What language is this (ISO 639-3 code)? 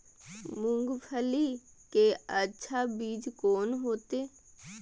mai